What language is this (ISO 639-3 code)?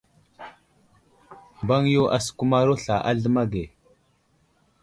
udl